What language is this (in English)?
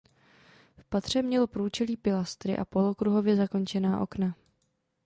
Czech